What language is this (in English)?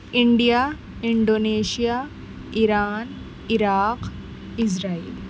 Urdu